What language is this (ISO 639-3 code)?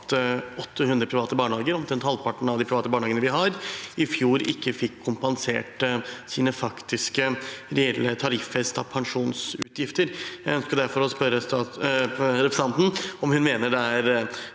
nor